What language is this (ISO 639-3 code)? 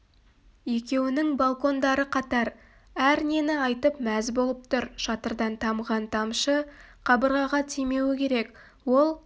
kaz